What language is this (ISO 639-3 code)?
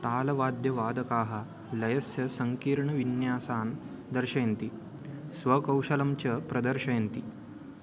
san